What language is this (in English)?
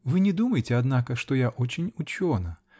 Russian